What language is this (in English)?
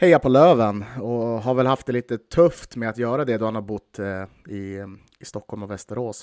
Swedish